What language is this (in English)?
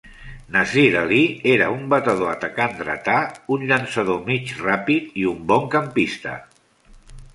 Catalan